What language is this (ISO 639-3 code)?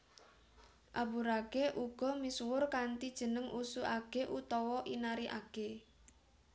jav